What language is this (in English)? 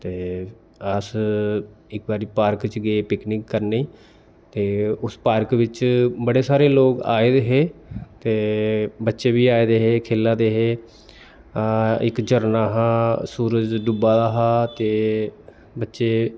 Dogri